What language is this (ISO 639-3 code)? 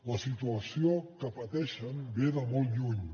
cat